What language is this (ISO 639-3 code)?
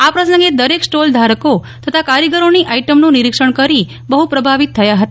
guj